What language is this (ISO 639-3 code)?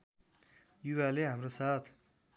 nep